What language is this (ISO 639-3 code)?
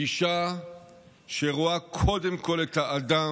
heb